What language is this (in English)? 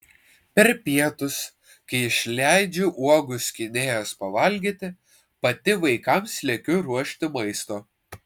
Lithuanian